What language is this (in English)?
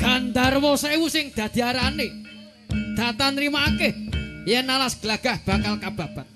Indonesian